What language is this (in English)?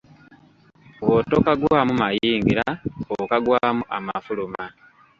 Ganda